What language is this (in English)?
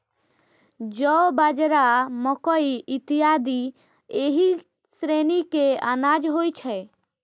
Maithili